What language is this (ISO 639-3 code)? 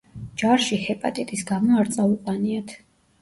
kat